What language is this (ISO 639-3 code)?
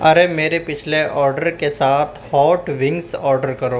urd